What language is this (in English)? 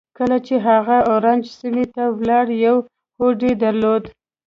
Pashto